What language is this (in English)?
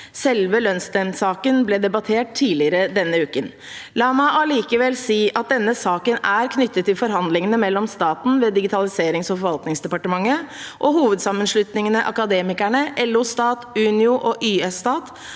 Norwegian